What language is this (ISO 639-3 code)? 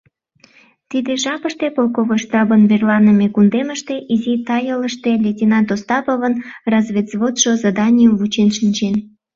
chm